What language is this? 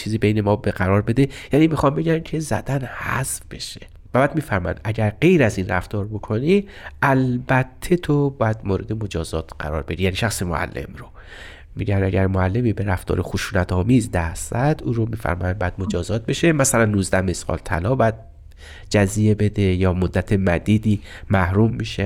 Persian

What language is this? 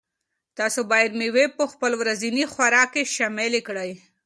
Pashto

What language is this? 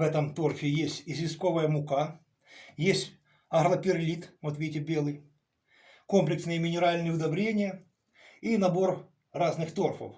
Russian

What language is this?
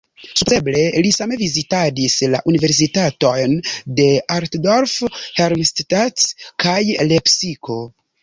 Esperanto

